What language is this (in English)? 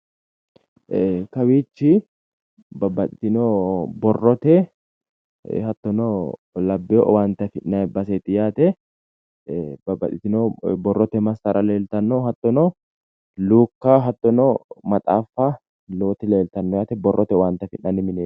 Sidamo